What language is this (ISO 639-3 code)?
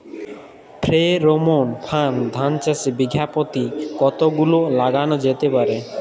ben